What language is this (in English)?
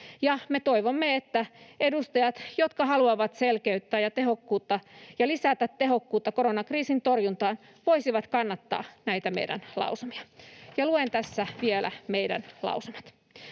Finnish